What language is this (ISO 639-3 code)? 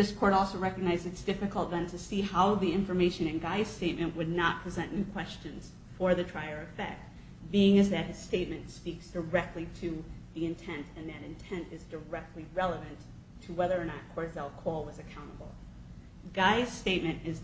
eng